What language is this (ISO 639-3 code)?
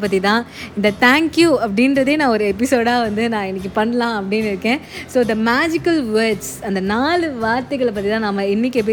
tam